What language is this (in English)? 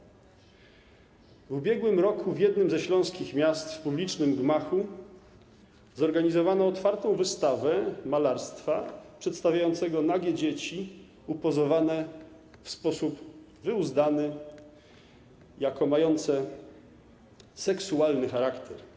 Polish